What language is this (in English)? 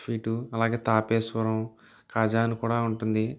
Telugu